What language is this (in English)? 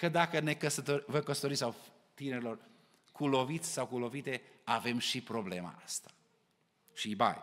Romanian